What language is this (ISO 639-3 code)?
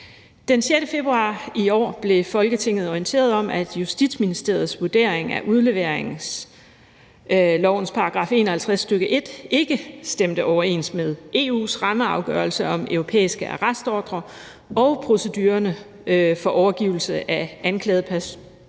dan